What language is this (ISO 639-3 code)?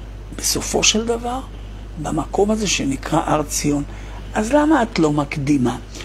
heb